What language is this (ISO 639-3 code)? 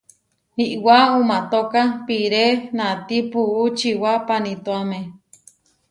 var